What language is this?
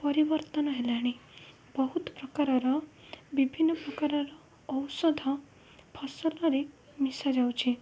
Odia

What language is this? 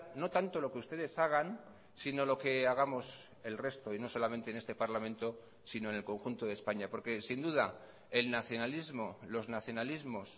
Spanish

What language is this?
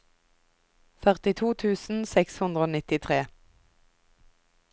Norwegian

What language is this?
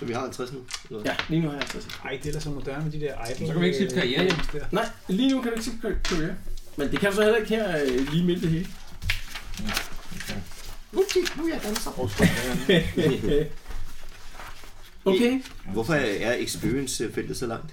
Danish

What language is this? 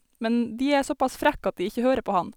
Norwegian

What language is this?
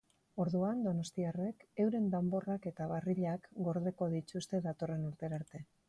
Basque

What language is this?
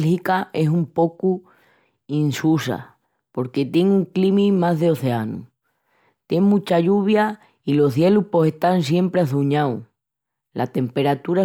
Extremaduran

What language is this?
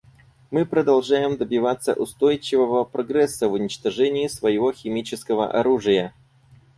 Russian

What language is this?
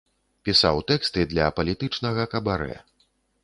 Belarusian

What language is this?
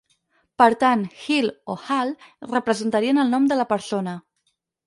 Catalan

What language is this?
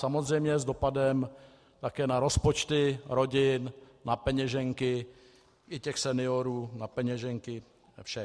Czech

